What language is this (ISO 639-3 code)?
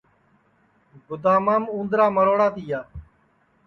ssi